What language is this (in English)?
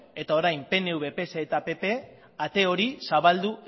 Basque